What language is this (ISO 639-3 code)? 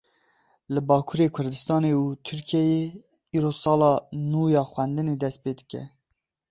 kur